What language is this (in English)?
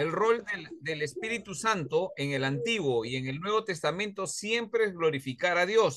Spanish